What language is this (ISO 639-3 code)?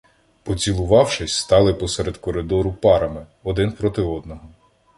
ukr